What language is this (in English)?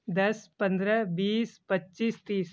Urdu